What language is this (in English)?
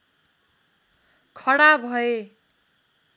Nepali